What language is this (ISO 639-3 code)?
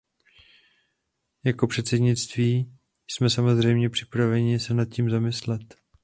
ces